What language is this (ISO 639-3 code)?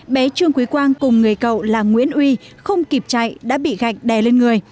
vie